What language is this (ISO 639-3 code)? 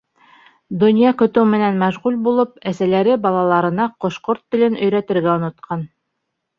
bak